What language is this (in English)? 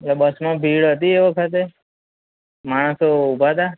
Gujarati